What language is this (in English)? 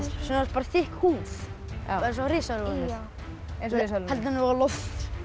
Icelandic